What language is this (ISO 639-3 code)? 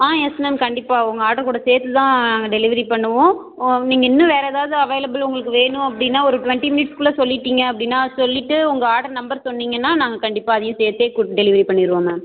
tam